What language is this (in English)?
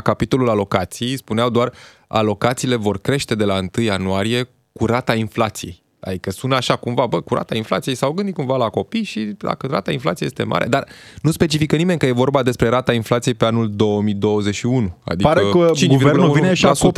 Romanian